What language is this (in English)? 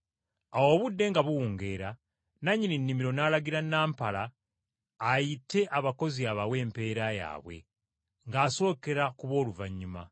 Ganda